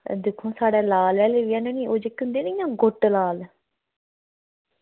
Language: Dogri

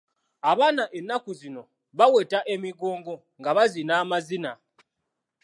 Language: Ganda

